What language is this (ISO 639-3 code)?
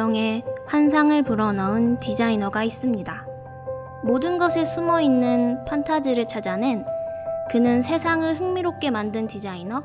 kor